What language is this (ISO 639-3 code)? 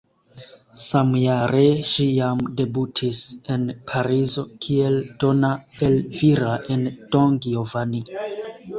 epo